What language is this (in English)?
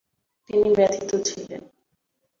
Bangla